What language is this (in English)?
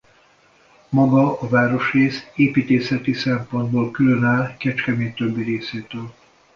Hungarian